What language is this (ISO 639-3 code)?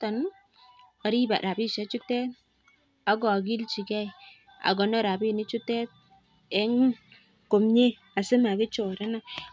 kln